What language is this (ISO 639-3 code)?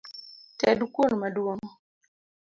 luo